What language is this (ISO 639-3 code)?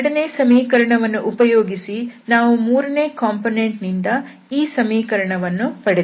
kan